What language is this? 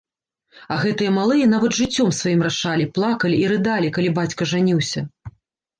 Belarusian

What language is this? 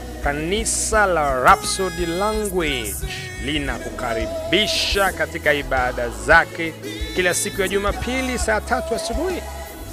Swahili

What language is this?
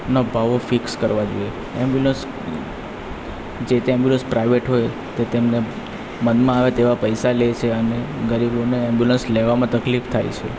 Gujarati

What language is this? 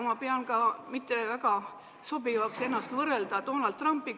Estonian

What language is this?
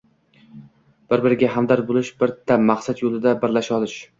Uzbek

